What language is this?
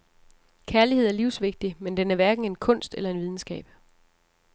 Danish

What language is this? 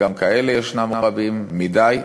Hebrew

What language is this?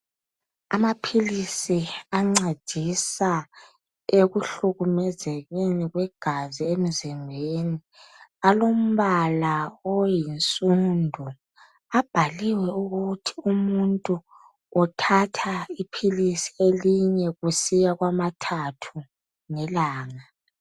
North Ndebele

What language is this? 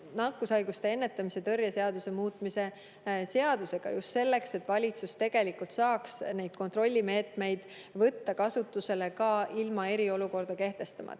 Estonian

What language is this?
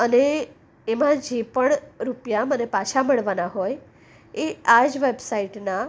Gujarati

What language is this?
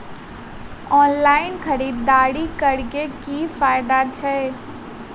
Maithili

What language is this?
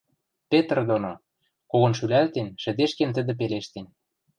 Western Mari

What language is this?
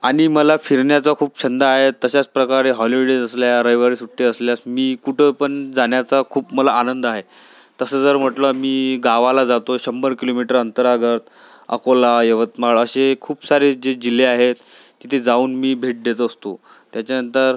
Marathi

